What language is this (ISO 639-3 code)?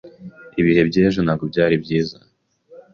kin